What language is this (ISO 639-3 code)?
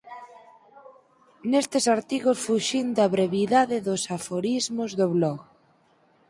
glg